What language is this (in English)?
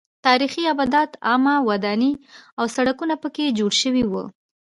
Pashto